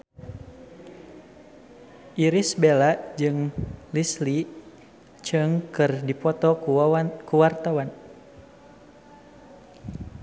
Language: Sundanese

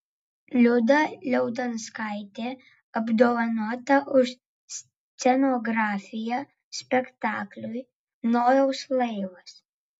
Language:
Lithuanian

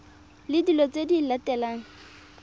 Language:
Tswana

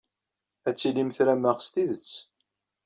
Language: Kabyle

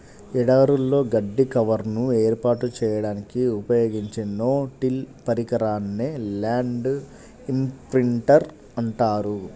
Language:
Telugu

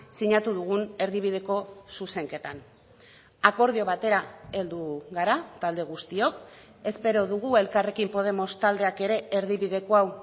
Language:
Basque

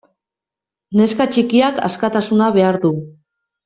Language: Basque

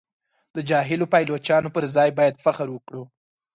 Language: Pashto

